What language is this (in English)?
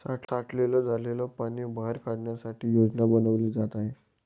Marathi